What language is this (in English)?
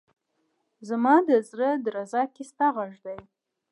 Pashto